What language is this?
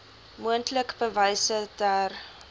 Afrikaans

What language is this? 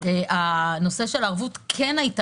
Hebrew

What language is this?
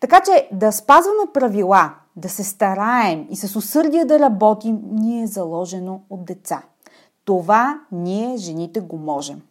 Bulgarian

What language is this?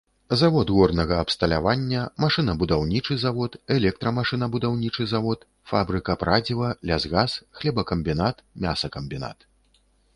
Belarusian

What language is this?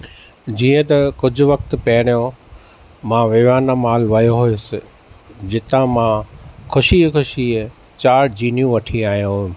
Sindhi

